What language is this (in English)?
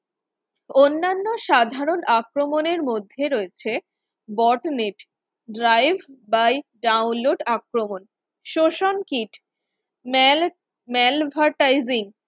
Bangla